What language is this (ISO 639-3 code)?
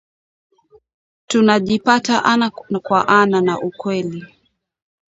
swa